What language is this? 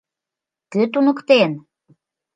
Mari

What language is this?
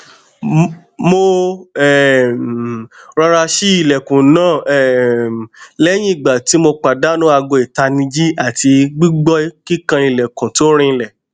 Yoruba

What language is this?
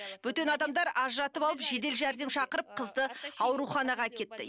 Kazakh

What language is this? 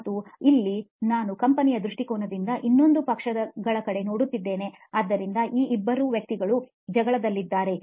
Kannada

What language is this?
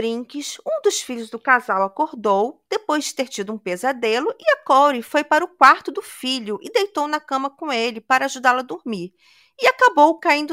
Portuguese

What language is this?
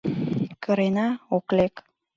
Mari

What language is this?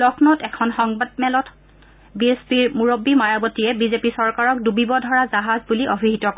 Assamese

